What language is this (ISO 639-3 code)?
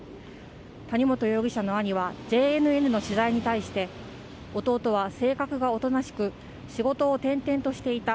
jpn